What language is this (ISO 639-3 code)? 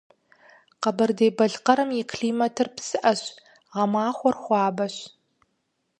kbd